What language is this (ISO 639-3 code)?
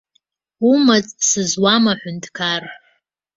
abk